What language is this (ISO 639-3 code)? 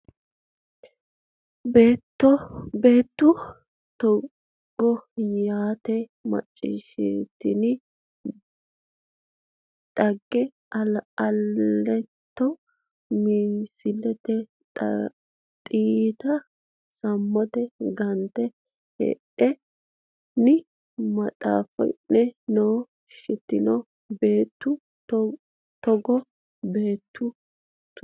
sid